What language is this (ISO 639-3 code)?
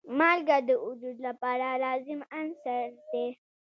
pus